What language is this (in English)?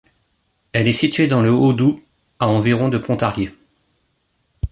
French